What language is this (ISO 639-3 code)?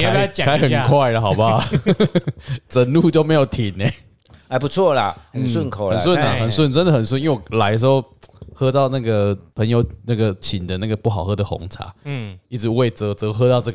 zho